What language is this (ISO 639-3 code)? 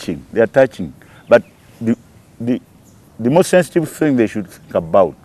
eng